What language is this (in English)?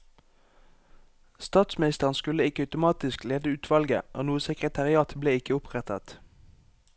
Norwegian